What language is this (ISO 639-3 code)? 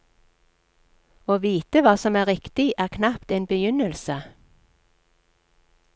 nor